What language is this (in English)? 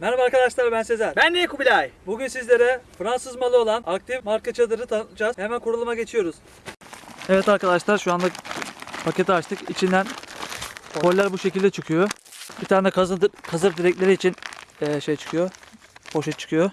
Turkish